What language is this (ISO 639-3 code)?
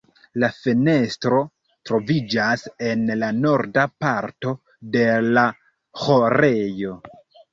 epo